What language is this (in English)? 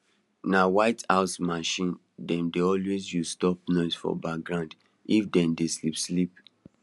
Nigerian Pidgin